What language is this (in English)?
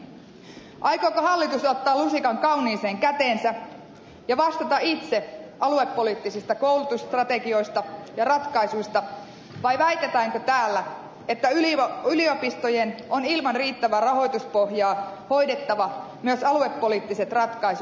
Finnish